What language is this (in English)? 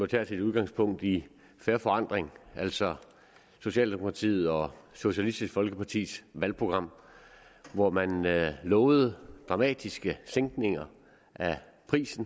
Danish